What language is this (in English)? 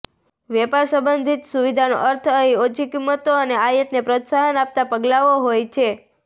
Gujarati